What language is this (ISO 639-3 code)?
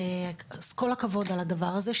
heb